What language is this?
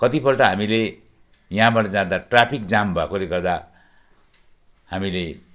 Nepali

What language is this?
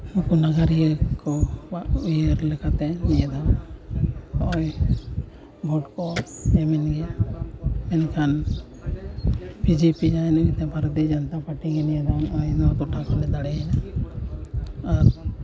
Santali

